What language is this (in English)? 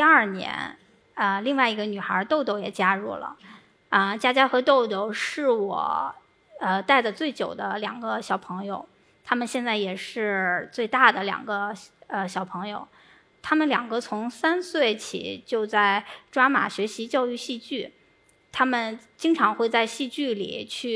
Chinese